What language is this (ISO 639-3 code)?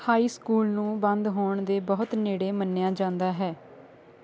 pan